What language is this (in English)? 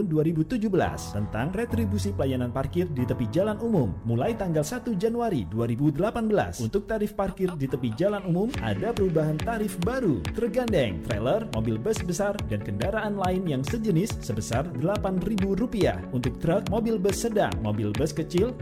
Indonesian